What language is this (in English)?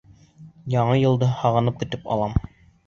Bashkir